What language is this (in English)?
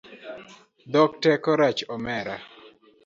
Luo (Kenya and Tanzania)